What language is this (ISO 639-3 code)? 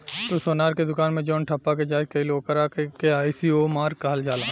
bho